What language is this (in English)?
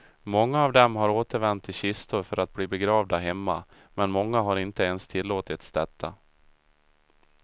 Swedish